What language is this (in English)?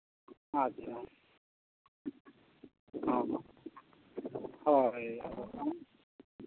Santali